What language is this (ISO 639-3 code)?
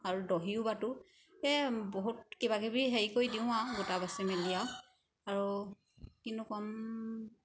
asm